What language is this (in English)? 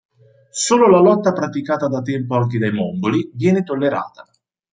Italian